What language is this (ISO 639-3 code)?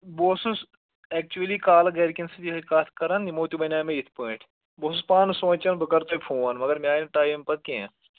kas